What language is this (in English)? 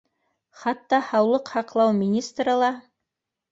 Bashkir